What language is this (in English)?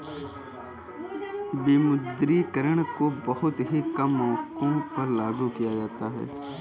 Hindi